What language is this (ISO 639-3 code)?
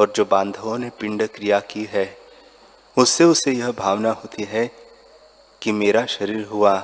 hin